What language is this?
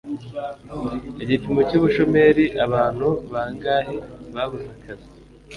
Kinyarwanda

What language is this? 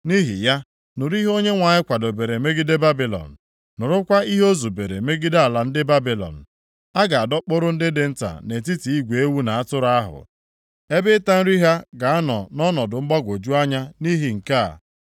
Igbo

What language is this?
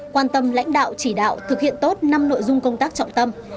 Vietnamese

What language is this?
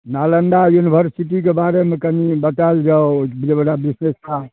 Maithili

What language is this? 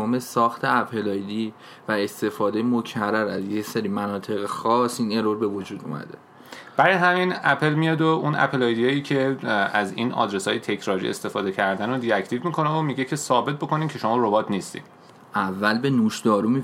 Persian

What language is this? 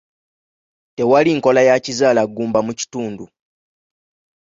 Ganda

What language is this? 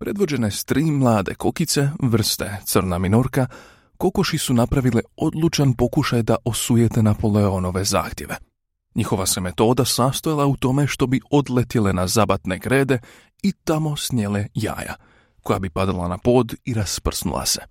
Croatian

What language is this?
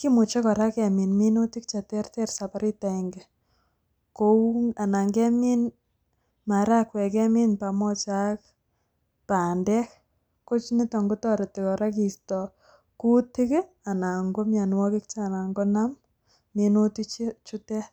Kalenjin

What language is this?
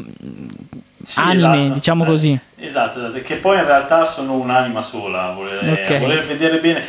Italian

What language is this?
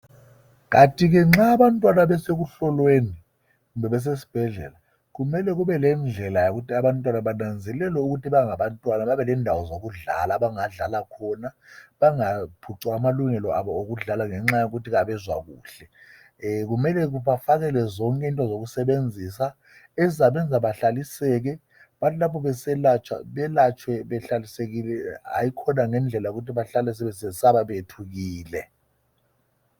North Ndebele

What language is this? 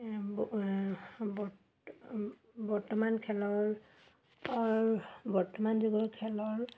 Assamese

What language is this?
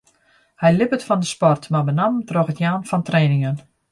Western Frisian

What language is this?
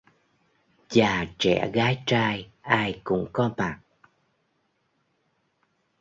Vietnamese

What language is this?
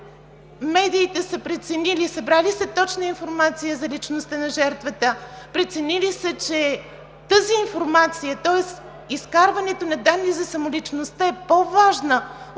Bulgarian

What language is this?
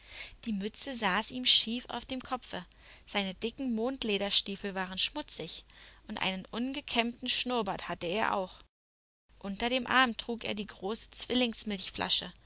German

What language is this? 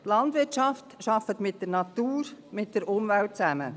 Swiss German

